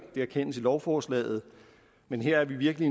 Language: Danish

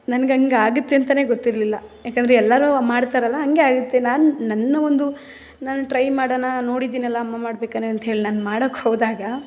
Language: Kannada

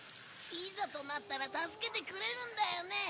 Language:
Japanese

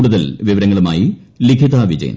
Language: Malayalam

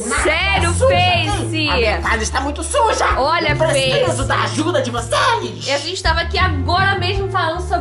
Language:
Portuguese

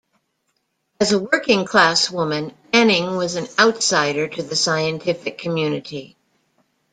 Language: English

